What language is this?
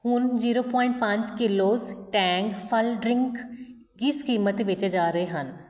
Punjabi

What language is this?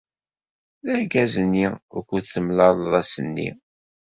Kabyle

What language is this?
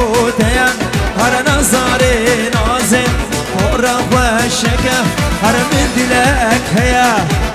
Arabic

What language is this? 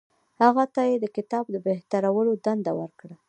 Pashto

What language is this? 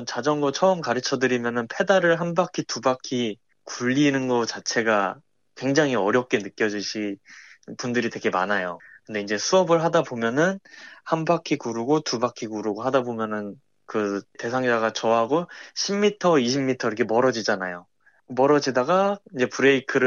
Korean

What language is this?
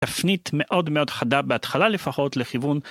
Hebrew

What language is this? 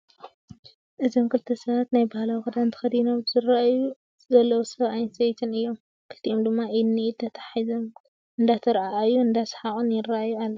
Tigrinya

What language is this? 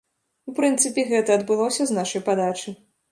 Belarusian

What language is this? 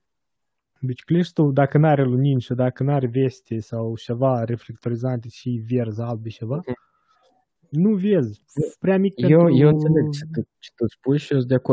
Romanian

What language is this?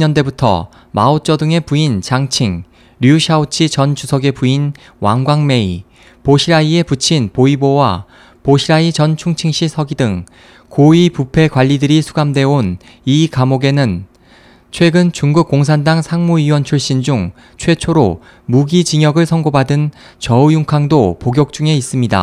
Korean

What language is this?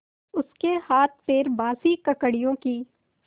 Hindi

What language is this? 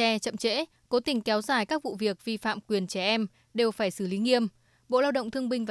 Vietnamese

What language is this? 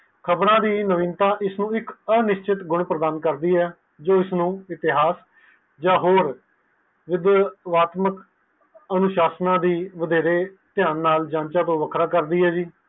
Punjabi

